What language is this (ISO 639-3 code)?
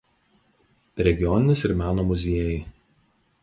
lit